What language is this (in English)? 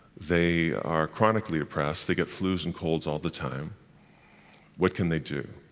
English